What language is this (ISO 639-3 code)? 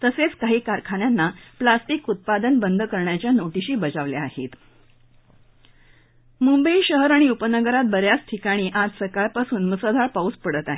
mar